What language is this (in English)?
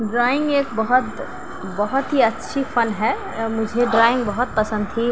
Urdu